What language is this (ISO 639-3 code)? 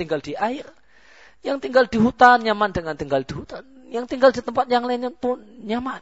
msa